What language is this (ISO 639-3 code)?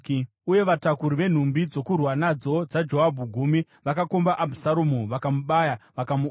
sna